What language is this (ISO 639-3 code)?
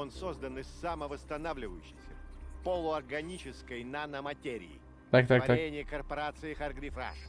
rus